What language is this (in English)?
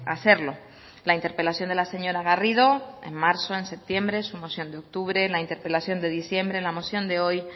Spanish